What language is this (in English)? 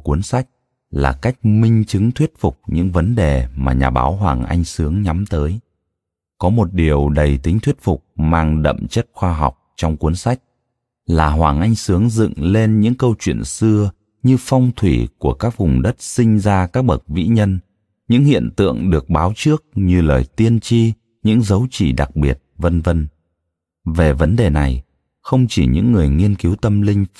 Vietnamese